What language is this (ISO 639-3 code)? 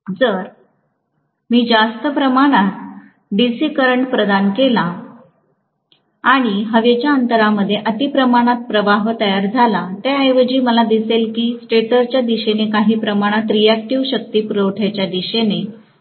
mar